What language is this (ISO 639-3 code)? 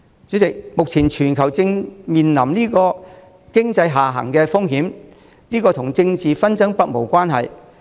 yue